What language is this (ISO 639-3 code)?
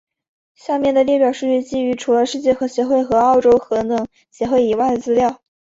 zho